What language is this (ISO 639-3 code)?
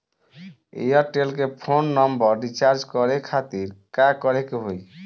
bho